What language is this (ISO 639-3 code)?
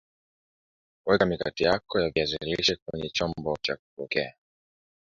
swa